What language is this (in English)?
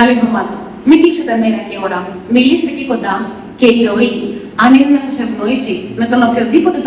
Greek